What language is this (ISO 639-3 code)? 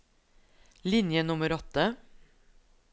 nor